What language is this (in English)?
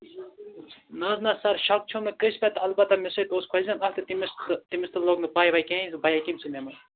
Kashmiri